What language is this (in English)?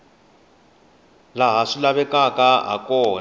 Tsonga